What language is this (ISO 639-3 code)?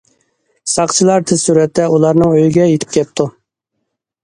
uig